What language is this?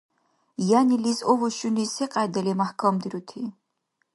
Dargwa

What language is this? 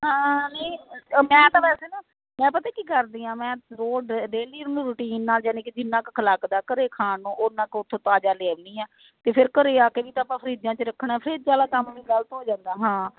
Punjabi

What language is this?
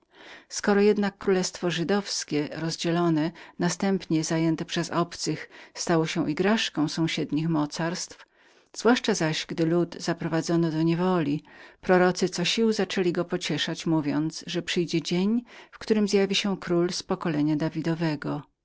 Polish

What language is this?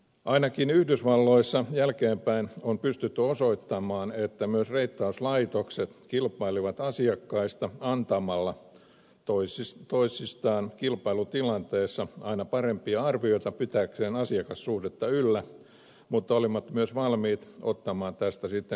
Finnish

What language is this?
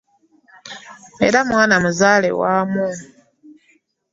Ganda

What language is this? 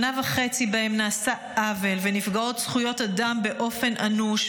Hebrew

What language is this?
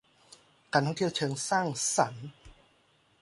Thai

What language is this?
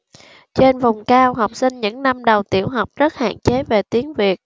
Vietnamese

